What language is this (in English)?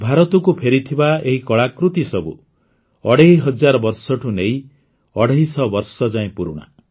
Odia